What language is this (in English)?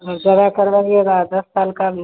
Hindi